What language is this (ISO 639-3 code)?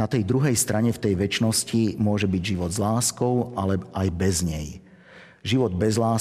slk